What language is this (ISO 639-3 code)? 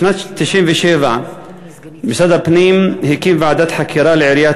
heb